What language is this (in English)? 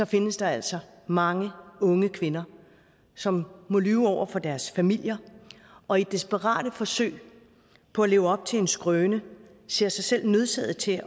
Danish